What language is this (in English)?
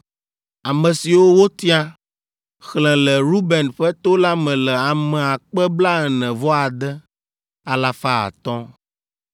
Ewe